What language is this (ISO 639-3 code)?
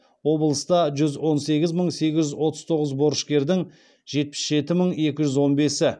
kaz